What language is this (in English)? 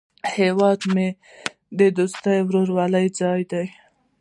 Pashto